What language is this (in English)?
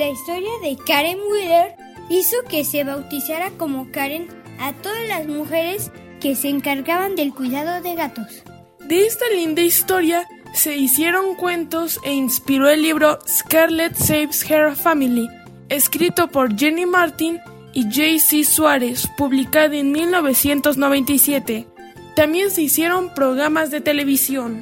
Spanish